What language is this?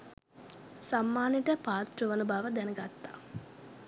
Sinhala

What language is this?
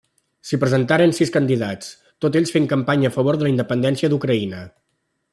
Catalan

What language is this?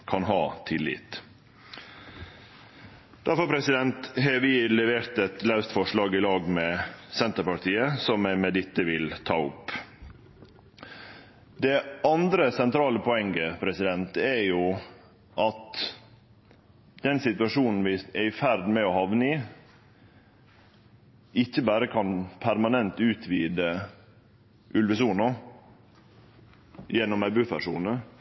Norwegian Nynorsk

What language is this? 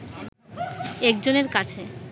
Bangla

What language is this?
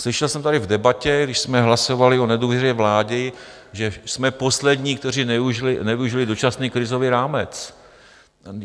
Czech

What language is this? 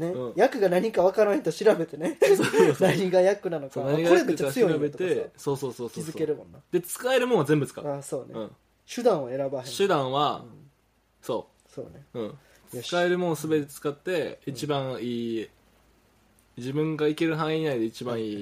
Japanese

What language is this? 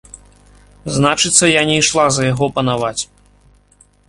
Belarusian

